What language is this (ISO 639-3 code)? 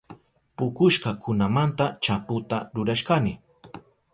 qup